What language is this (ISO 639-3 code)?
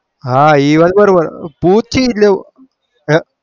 guj